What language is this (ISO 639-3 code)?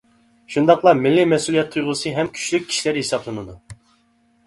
uig